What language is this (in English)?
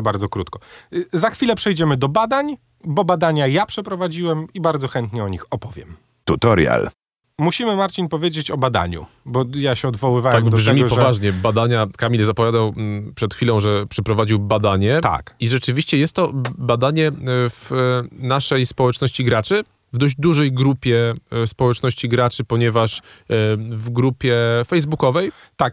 Polish